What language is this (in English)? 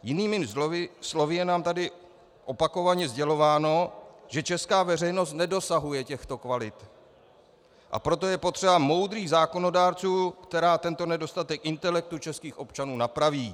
Czech